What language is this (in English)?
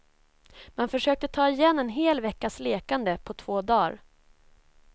Swedish